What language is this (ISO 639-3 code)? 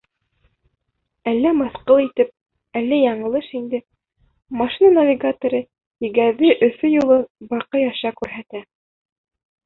bak